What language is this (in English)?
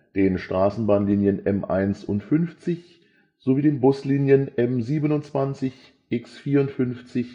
German